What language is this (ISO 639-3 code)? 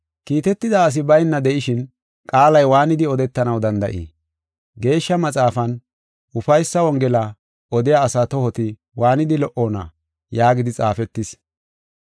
gof